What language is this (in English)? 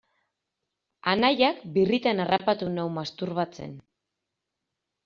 Basque